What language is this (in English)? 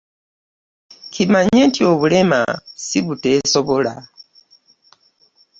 Ganda